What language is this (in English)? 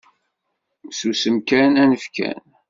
Kabyle